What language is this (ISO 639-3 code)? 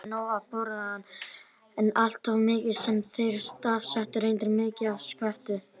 isl